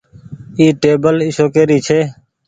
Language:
Goaria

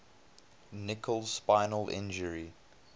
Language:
English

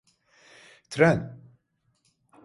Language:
Turkish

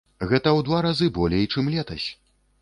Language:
Belarusian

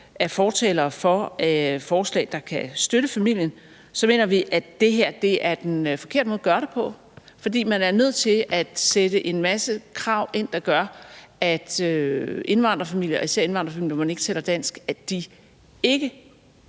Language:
Danish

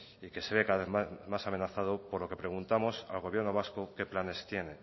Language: Spanish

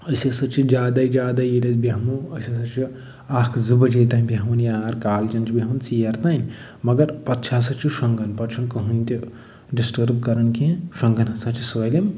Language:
Kashmiri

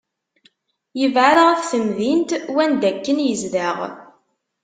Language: Kabyle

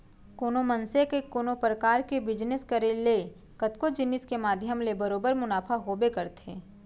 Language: Chhattisgarhi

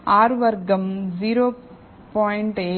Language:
Telugu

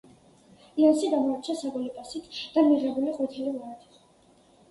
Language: Georgian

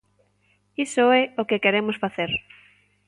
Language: Galician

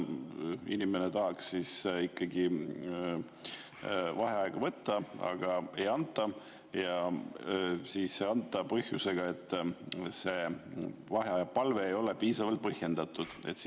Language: Estonian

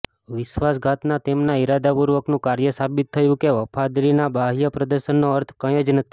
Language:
Gujarati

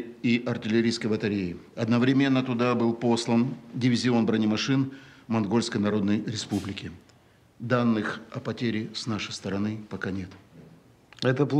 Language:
Russian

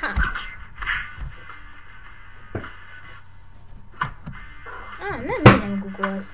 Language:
Hungarian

